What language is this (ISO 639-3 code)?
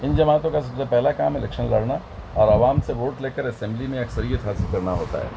urd